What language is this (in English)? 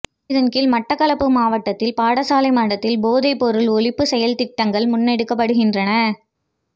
Tamil